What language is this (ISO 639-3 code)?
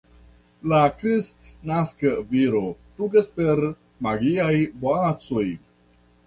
epo